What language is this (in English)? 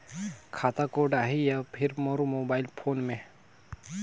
Chhattisgarhi